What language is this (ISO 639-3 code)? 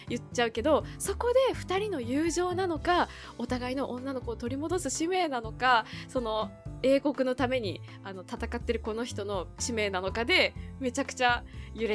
jpn